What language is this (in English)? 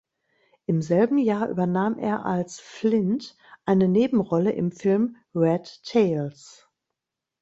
German